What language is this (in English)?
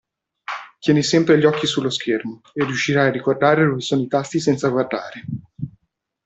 Italian